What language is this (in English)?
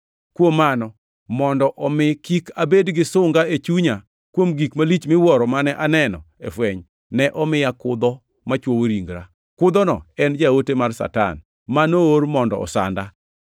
Luo (Kenya and Tanzania)